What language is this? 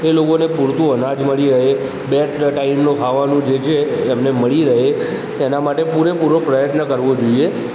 Gujarati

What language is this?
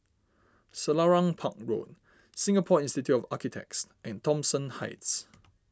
English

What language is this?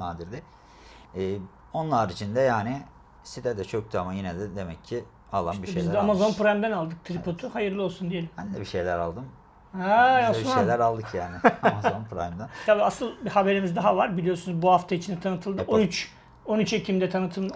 Turkish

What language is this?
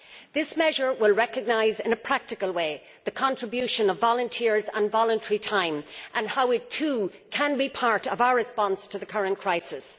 English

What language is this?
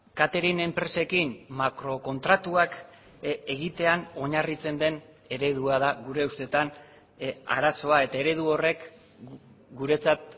Basque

